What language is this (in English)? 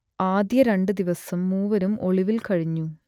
Malayalam